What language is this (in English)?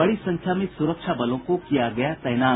Hindi